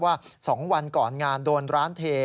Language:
Thai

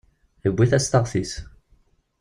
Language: Kabyle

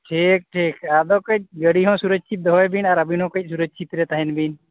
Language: Santali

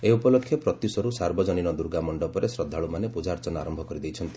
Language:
Odia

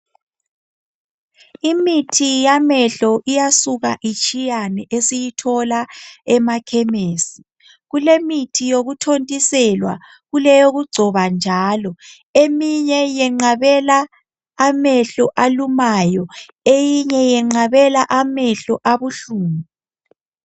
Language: North Ndebele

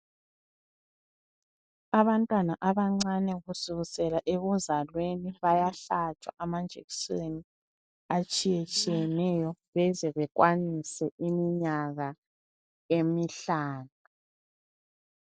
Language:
North Ndebele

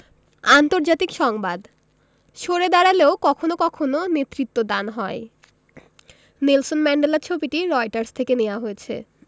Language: Bangla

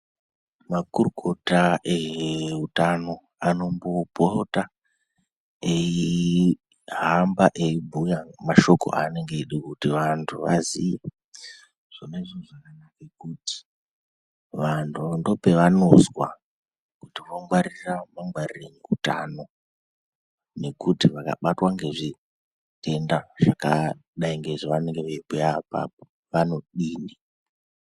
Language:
Ndau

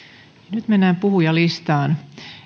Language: Finnish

